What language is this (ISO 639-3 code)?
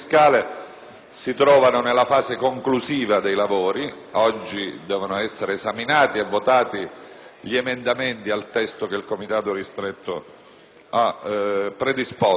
ita